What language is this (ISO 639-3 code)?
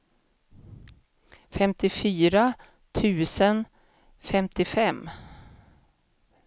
swe